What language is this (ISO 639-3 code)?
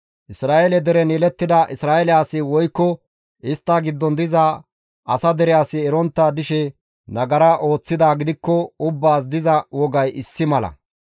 gmv